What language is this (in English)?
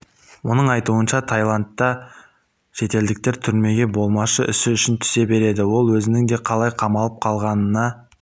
Kazakh